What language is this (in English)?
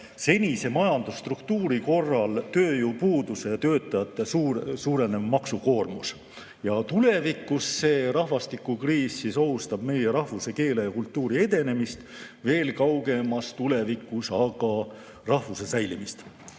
Estonian